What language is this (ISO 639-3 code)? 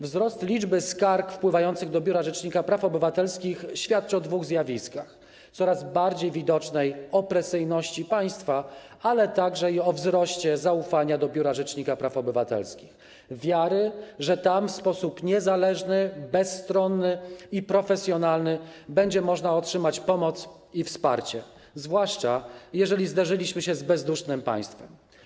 pol